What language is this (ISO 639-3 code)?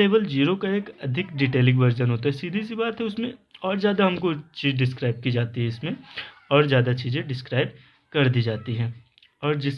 hin